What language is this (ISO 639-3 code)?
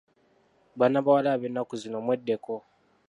lug